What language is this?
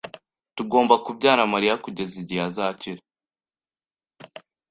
Kinyarwanda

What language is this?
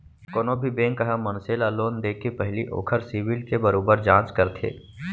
Chhattisgarhi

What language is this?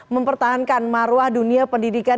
Indonesian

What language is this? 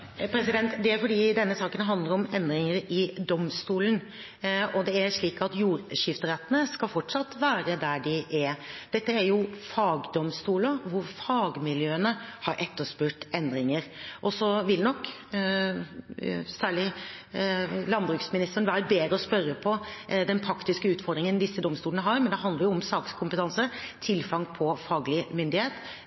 Norwegian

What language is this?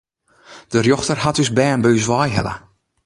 Western Frisian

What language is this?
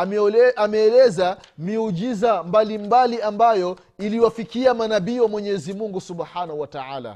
Swahili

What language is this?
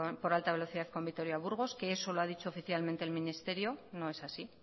Spanish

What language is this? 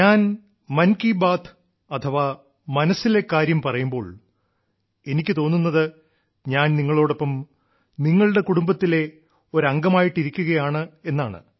Malayalam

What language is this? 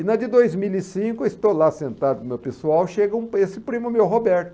Portuguese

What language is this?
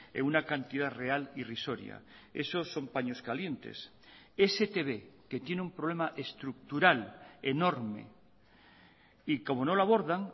Spanish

